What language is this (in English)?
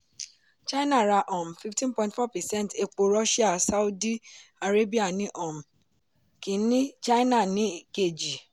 Yoruba